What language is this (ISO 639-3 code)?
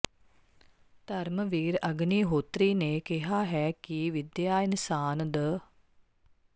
pan